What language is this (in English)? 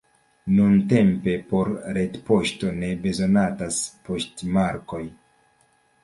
Esperanto